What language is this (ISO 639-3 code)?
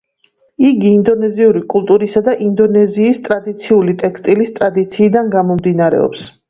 kat